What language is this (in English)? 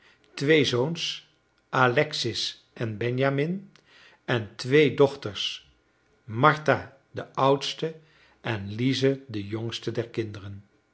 Dutch